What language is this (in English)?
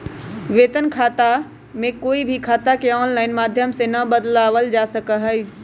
Magahi